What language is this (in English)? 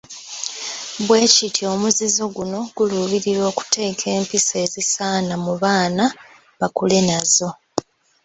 Ganda